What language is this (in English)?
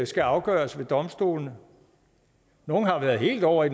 Danish